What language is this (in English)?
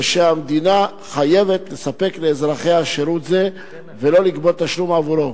Hebrew